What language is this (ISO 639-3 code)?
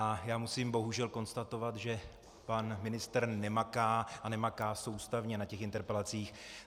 ces